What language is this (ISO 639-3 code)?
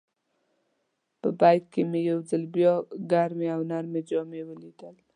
pus